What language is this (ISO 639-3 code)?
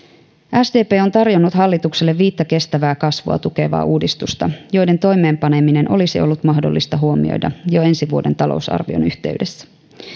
fin